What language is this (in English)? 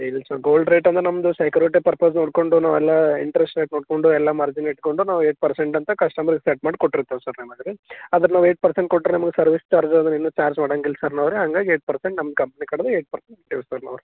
Kannada